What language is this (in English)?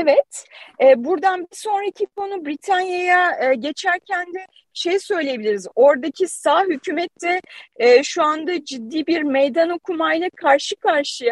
Turkish